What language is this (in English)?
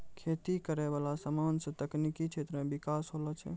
Maithili